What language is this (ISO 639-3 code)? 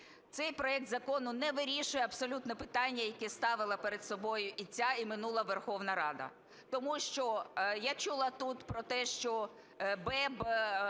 ukr